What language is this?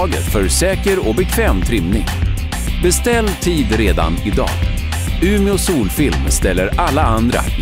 Swedish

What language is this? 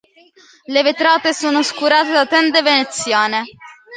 Italian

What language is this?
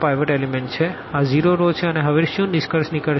Gujarati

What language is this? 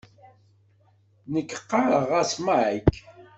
Kabyle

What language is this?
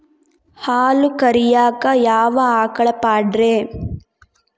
Kannada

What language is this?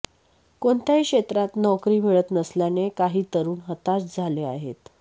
Marathi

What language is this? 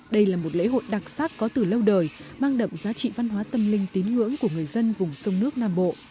Vietnamese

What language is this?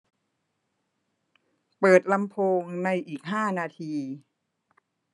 Thai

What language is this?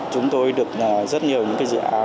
Vietnamese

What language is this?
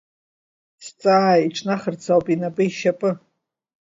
Abkhazian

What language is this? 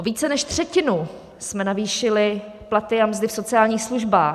Czech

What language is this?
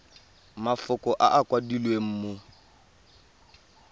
Tswana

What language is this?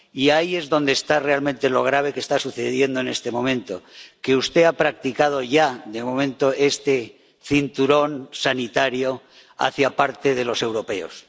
Spanish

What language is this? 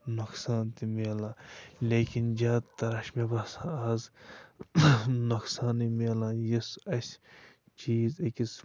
Kashmiri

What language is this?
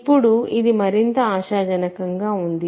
Telugu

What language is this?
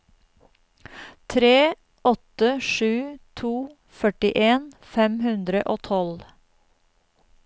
Norwegian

